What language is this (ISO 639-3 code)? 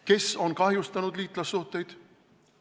est